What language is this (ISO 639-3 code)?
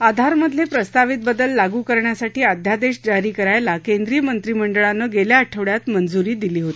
mar